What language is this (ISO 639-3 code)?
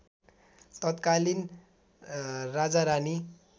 nep